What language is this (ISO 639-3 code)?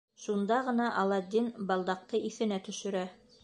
bak